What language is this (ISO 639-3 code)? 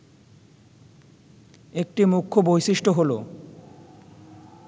ben